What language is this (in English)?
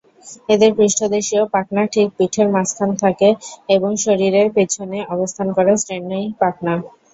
Bangla